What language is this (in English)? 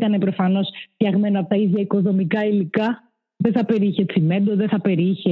Greek